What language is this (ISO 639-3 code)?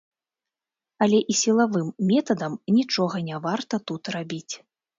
bel